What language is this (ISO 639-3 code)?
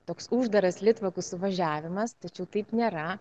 lit